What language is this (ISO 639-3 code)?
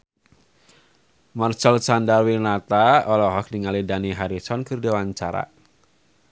sun